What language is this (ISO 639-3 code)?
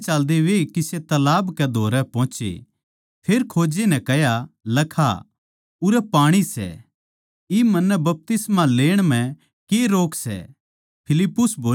bgc